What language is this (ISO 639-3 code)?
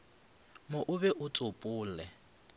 nso